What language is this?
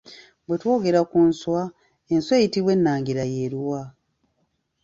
Ganda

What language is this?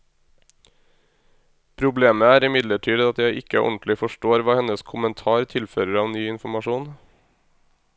Norwegian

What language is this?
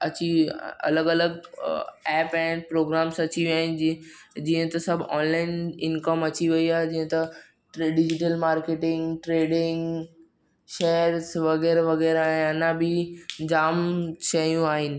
Sindhi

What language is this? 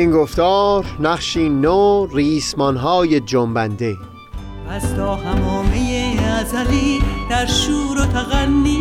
Persian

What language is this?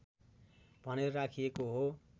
Nepali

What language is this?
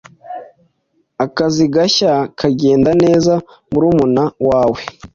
Kinyarwanda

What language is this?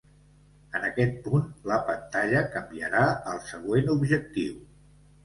Catalan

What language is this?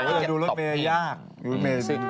Thai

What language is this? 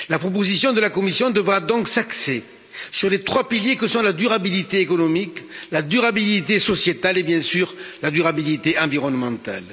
French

